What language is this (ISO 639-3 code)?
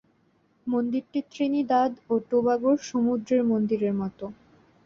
ben